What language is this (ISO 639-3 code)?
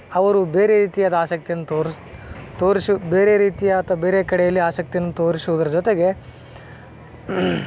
kan